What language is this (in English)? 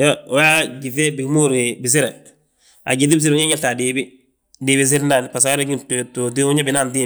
Balanta-Ganja